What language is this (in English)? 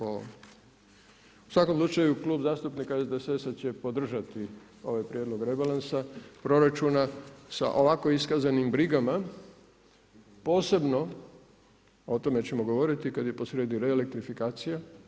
Croatian